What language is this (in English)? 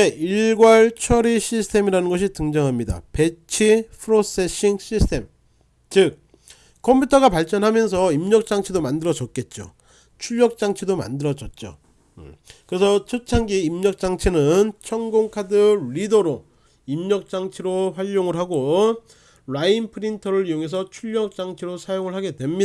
Korean